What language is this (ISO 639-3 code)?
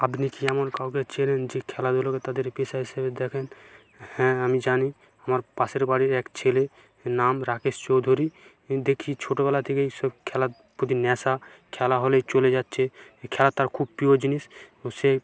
ben